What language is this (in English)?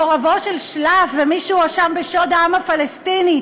Hebrew